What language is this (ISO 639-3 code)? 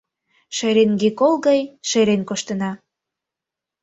chm